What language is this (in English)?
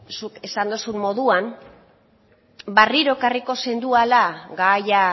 Basque